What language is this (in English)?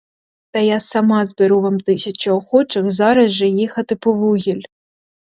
Ukrainian